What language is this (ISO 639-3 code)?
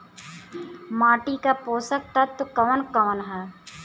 bho